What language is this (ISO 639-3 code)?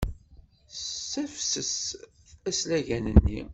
kab